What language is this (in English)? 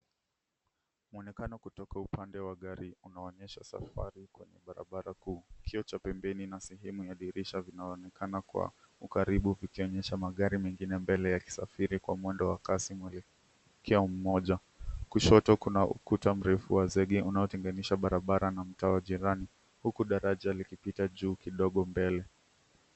Swahili